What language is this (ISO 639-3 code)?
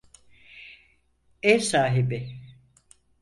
tur